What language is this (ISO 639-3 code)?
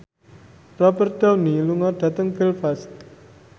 jav